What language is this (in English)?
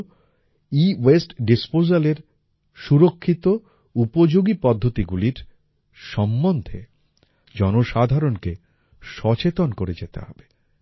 Bangla